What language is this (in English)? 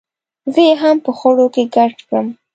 Pashto